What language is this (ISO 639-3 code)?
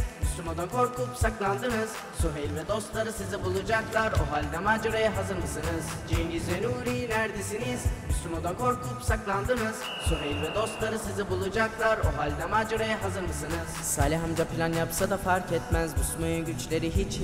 tur